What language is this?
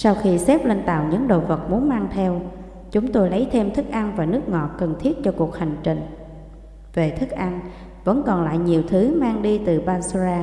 Vietnamese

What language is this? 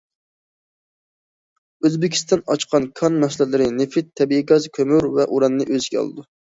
Uyghur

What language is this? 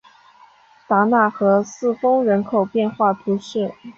Chinese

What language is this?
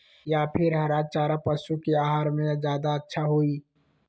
Magahi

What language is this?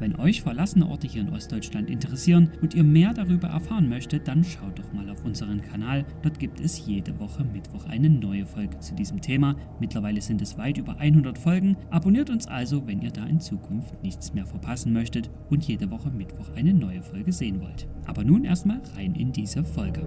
German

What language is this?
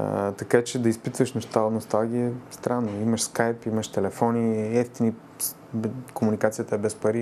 Bulgarian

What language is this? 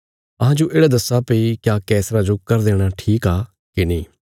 Bilaspuri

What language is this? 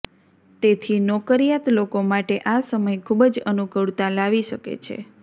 Gujarati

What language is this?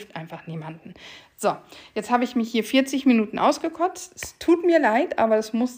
German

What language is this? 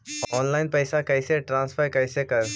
Magahi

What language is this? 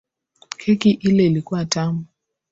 Swahili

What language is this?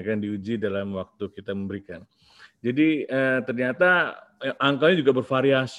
Indonesian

